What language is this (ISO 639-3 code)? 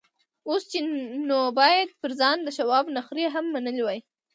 pus